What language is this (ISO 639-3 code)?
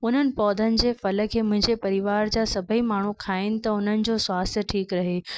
snd